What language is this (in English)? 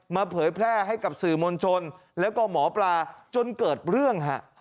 Thai